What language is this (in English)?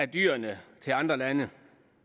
Danish